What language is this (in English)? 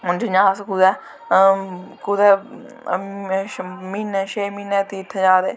Dogri